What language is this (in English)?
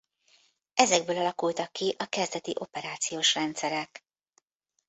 Hungarian